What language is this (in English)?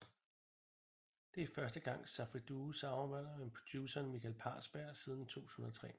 Danish